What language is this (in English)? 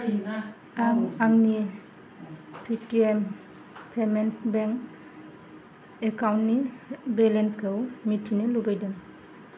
Bodo